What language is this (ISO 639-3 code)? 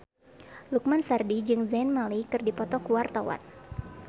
sun